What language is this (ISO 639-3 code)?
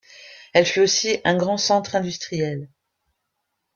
fra